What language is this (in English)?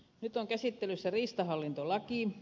Finnish